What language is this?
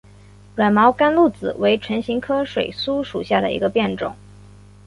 Chinese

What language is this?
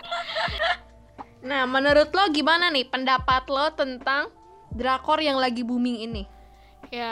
Indonesian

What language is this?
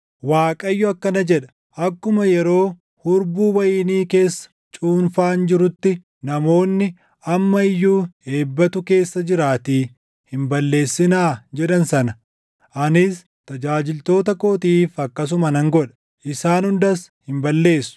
Oromo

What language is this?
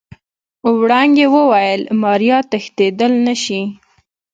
Pashto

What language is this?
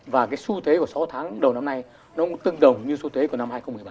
Vietnamese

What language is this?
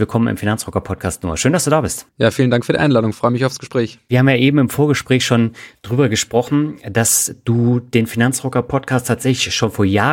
German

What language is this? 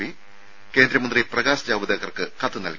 Malayalam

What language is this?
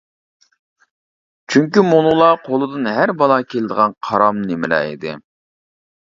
Uyghur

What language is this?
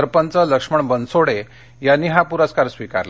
Marathi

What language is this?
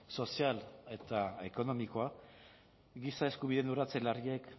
Basque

